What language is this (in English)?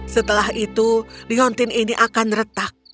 Indonesian